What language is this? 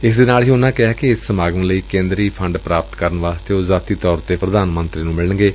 Punjabi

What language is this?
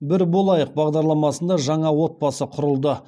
Kazakh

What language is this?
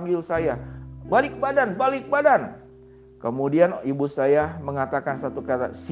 Indonesian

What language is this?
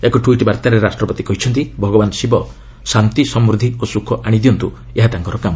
Odia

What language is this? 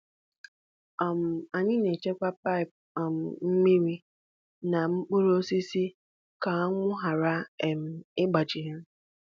Igbo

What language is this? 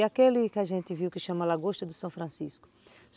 Portuguese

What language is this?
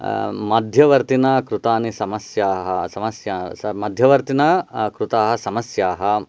Sanskrit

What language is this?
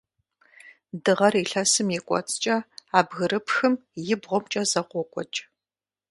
Kabardian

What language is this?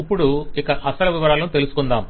Telugu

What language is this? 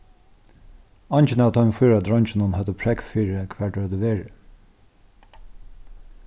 Faroese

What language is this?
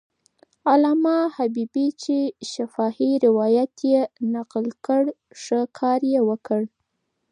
Pashto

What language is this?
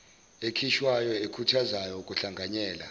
Zulu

